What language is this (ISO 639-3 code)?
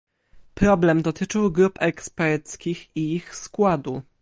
pol